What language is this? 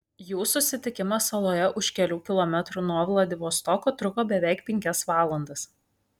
Lithuanian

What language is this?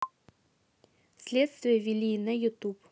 Russian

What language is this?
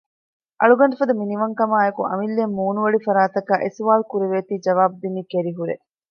Divehi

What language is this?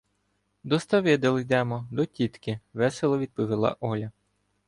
Ukrainian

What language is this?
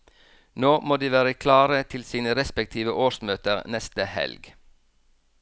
Norwegian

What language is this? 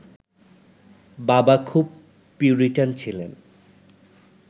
Bangla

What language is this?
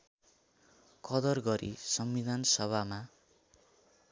Nepali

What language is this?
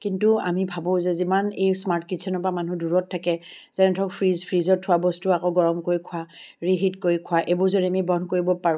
Assamese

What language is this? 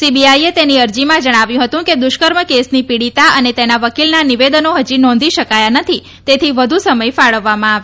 Gujarati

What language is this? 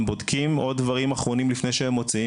Hebrew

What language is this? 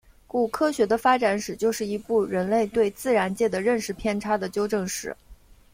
Chinese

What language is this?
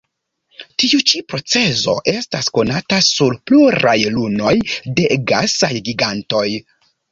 Esperanto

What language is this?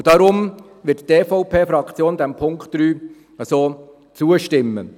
Swiss German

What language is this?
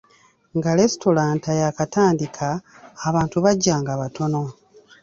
Ganda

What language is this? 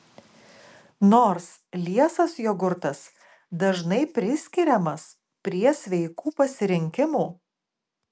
Lithuanian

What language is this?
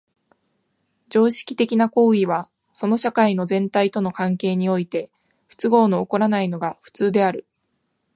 Japanese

